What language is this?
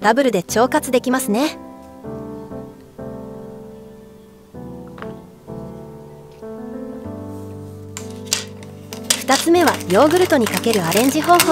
Japanese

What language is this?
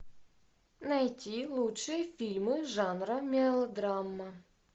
Russian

